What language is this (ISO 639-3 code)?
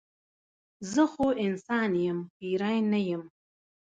pus